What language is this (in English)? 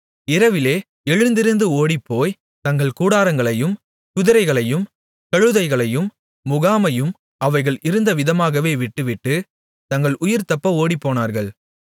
Tamil